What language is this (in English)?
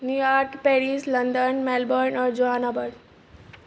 Maithili